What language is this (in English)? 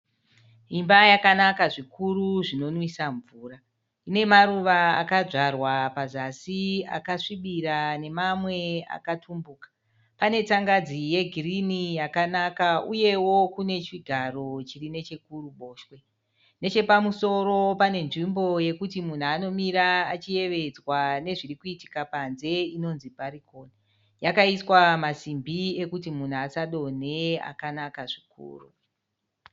Shona